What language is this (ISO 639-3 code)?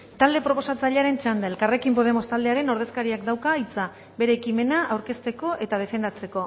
eus